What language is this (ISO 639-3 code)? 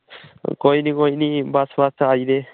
doi